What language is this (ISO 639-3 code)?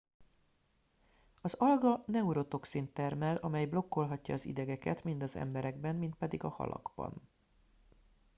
hun